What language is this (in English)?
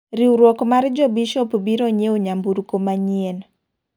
Luo (Kenya and Tanzania)